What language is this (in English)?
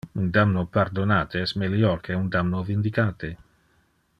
Interlingua